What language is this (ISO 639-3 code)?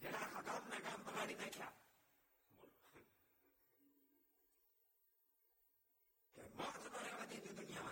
guj